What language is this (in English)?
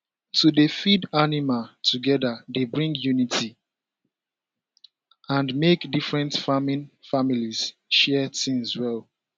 Nigerian Pidgin